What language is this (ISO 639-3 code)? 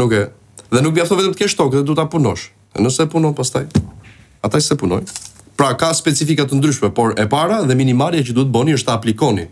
ron